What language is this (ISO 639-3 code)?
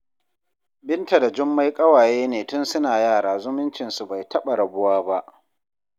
hau